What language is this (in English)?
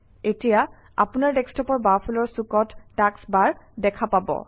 Assamese